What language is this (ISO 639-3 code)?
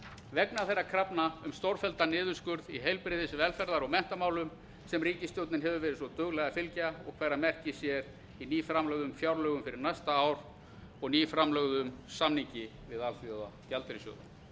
isl